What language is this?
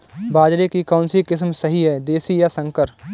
Hindi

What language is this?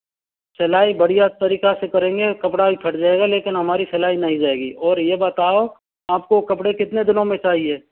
Hindi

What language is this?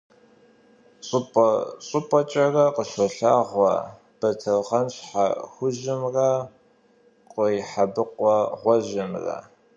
Kabardian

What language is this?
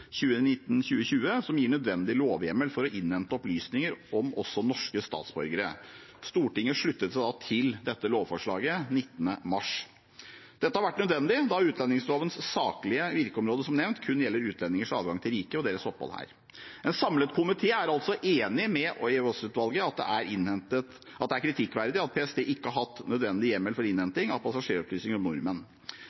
Norwegian Bokmål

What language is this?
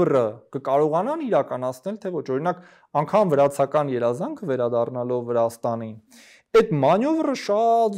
Romanian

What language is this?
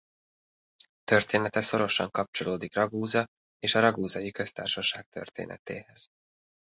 Hungarian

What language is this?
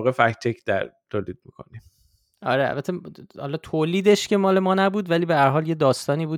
Persian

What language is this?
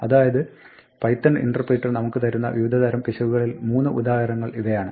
Malayalam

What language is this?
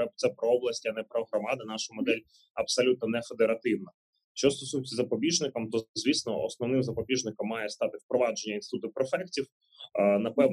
Ukrainian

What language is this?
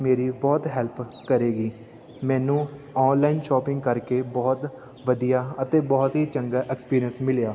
Punjabi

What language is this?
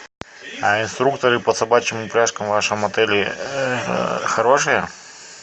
Russian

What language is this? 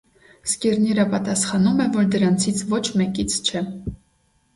Armenian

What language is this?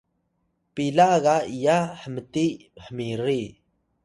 Atayal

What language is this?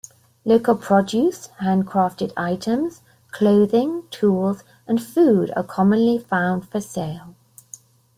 English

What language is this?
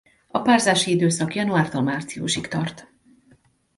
Hungarian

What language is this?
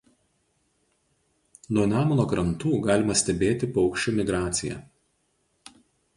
Lithuanian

